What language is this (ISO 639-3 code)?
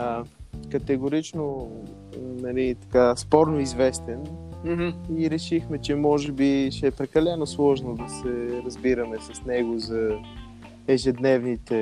bul